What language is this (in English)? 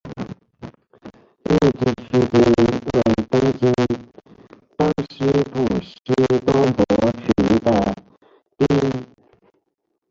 Chinese